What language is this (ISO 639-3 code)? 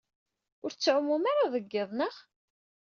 kab